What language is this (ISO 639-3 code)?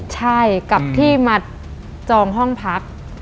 tha